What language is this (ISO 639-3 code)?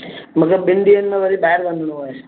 snd